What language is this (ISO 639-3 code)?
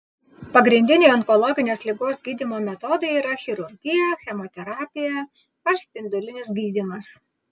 lit